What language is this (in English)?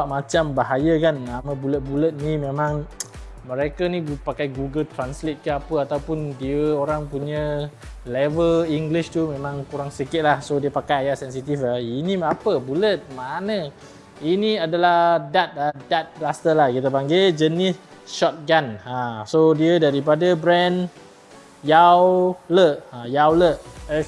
Malay